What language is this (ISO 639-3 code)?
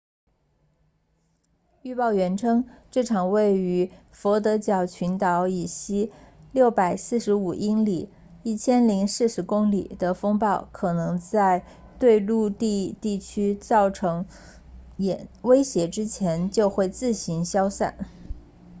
zho